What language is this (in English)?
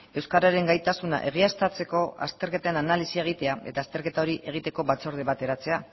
Basque